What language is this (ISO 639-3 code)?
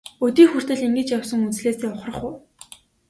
mon